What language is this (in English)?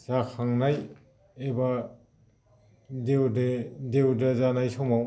Bodo